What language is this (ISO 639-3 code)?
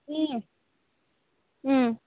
nep